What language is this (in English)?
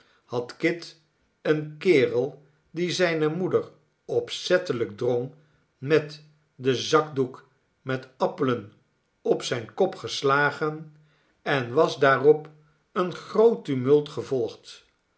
Dutch